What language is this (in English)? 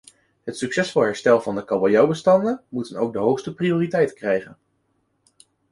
Dutch